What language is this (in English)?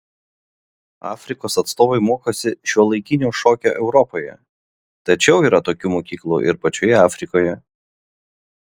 Lithuanian